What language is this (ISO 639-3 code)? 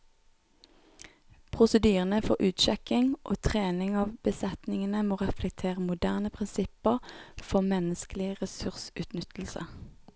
nor